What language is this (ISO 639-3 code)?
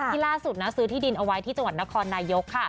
tha